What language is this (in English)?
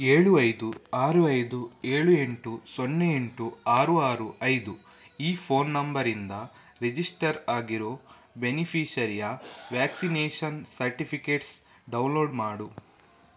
Kannada